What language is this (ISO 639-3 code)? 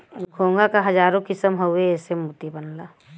bho